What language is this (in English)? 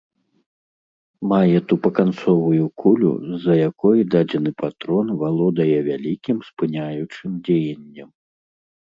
Belarusian